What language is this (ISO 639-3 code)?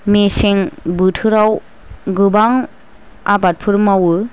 brx